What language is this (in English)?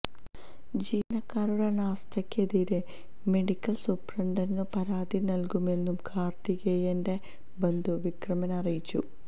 Malayalam